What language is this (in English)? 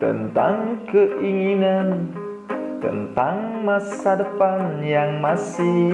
Indonesian